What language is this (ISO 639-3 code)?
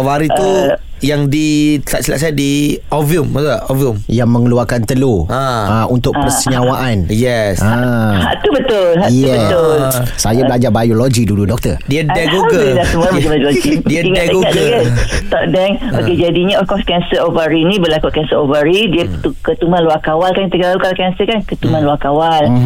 msa